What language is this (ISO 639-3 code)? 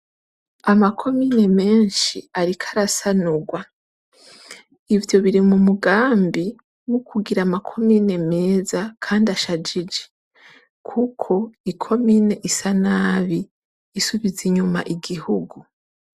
run